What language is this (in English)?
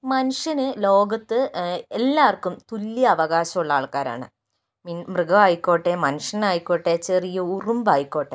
Malayalam